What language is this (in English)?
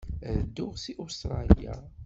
Kabyle